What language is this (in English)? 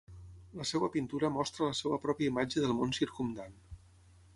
Catalan